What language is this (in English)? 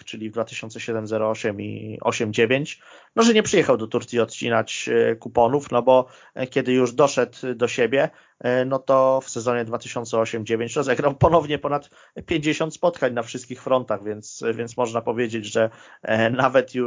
Polish